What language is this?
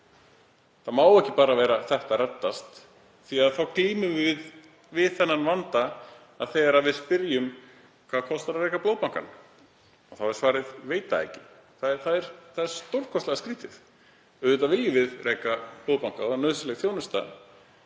Icelandic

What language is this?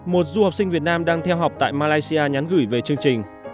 Vietnamese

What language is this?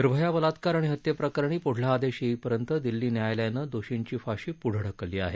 Marathi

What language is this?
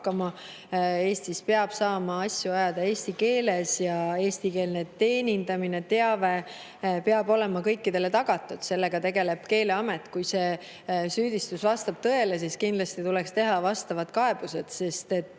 Estonian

